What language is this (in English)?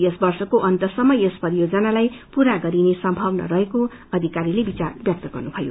Nepali